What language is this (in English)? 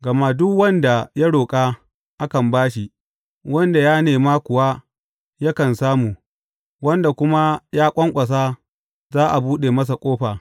Hausa